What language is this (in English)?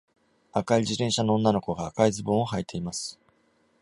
Japanese